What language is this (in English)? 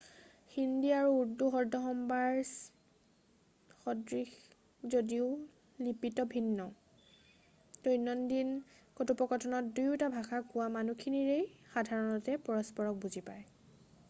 Assamese